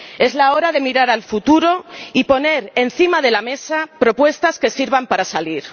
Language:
Spanish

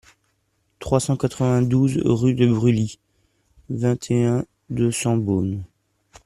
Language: French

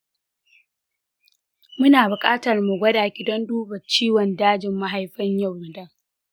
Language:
Hausa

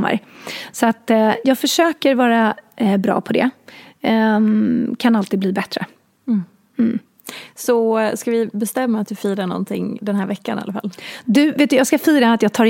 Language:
Swedish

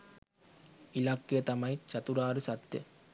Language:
Sinhala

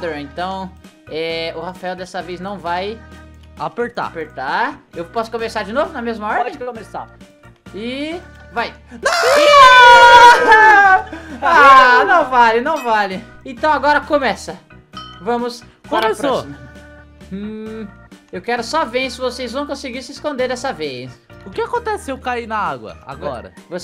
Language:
Portuguese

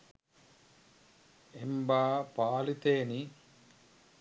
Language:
Sinhala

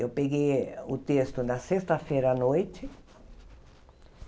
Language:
Portuguese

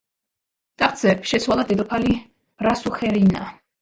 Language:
Georgian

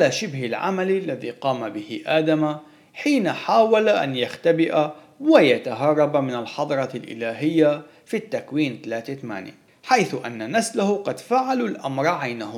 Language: Arabic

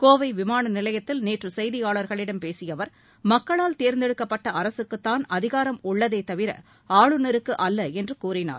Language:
Tamil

